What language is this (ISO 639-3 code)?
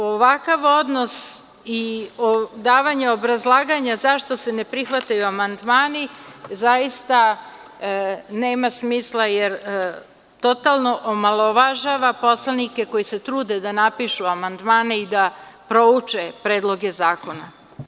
srp